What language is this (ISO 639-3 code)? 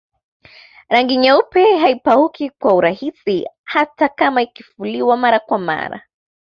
swa